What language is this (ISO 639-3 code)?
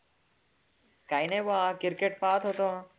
mar